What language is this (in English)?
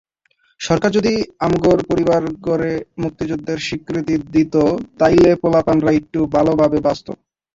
Bangla